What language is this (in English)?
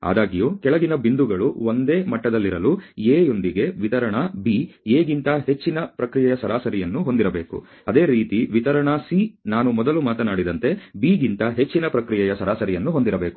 Kannada